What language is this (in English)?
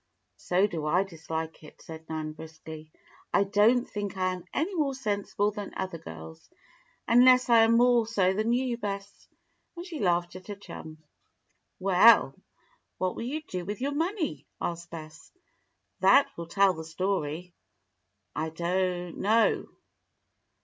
English